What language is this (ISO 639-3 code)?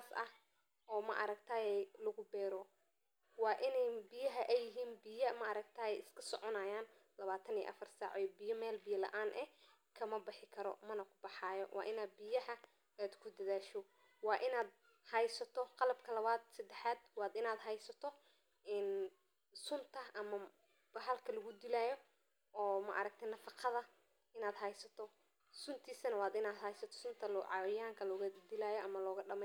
som